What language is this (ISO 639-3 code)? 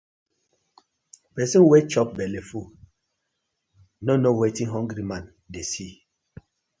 pcm